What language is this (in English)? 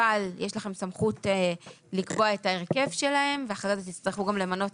Hebrew